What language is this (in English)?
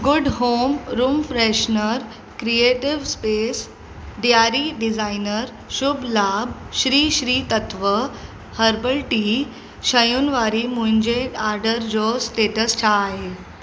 Sindhi